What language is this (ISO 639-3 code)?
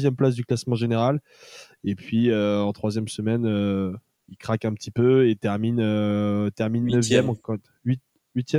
fra